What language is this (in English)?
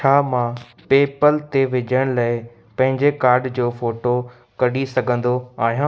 Sindhi